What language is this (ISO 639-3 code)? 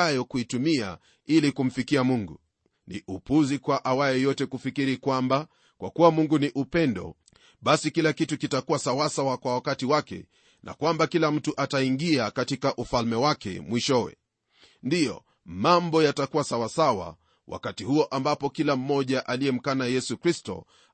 swa